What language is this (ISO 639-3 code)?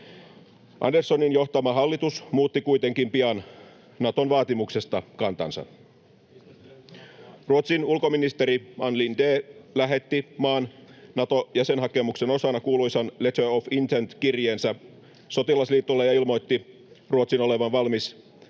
fin